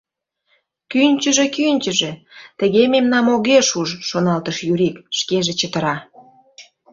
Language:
Mari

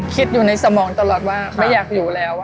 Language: Thai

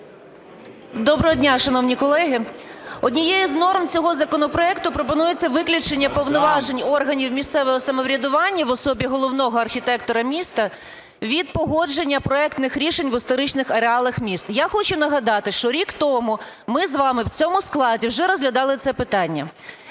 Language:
Ukrainian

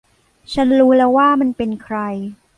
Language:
Thai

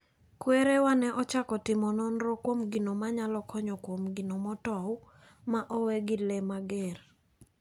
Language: Luo (Kenya and Tanzania)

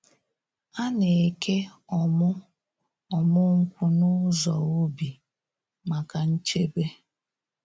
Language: Igbo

